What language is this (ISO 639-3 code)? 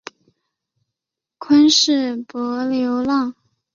zho